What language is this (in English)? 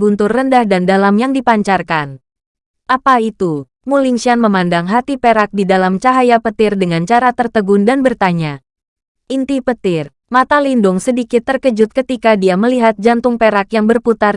Indonesian